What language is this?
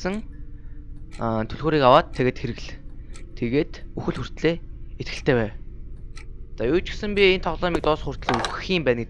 Dutch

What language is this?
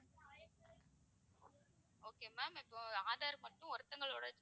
Tamil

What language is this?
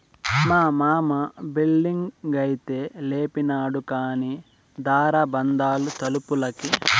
Telugu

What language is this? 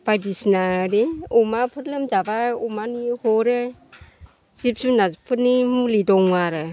Bodo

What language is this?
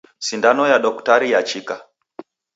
Taita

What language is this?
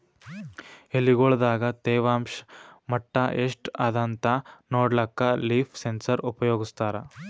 Kannada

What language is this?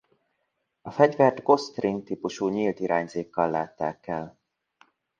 Hungarian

